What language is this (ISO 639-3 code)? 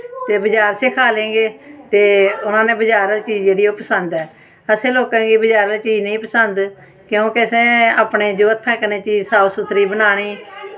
doi